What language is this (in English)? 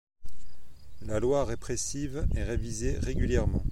French